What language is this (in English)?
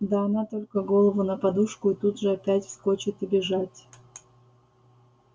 Russian